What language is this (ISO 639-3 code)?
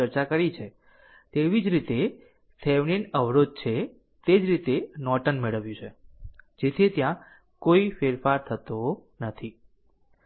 guj